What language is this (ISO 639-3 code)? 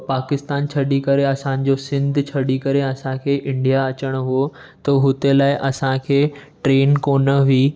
snd